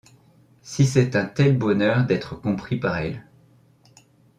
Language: French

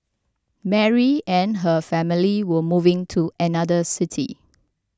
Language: English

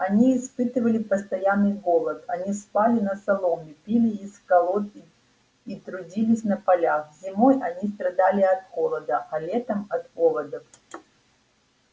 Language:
Russian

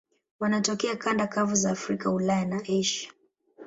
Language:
Swahili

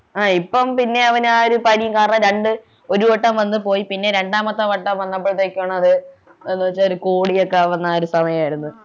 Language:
Malayalam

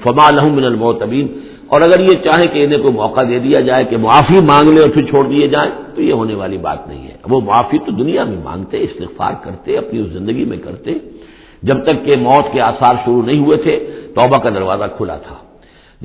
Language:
Urdu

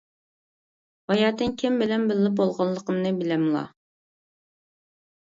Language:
Uyghur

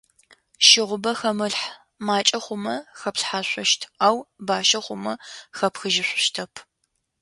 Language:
Adyghe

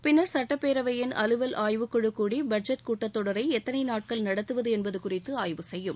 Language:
Tamil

